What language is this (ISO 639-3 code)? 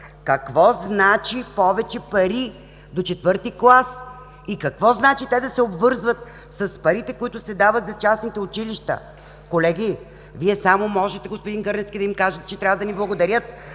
bul